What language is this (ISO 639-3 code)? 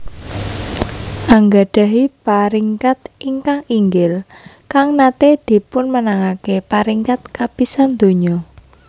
jav